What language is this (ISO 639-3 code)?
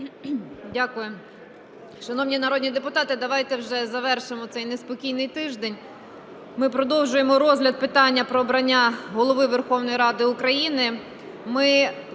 ukr